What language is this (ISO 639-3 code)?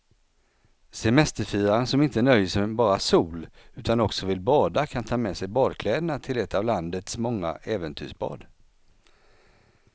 swe